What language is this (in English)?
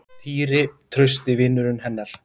Icelandic